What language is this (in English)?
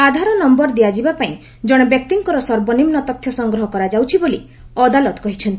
Odia